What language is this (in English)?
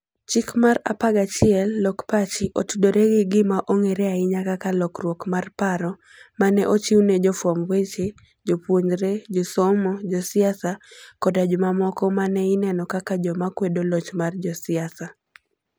Luo (Kenya and Tanzania)